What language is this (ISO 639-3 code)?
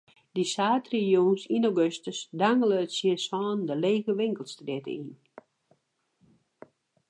fry